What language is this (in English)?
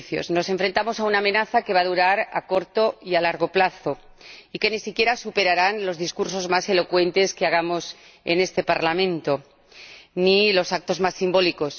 Spanish